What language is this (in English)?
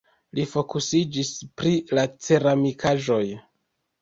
Esperanto